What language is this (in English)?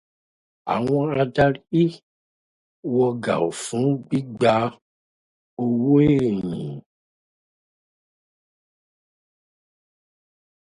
Yoruba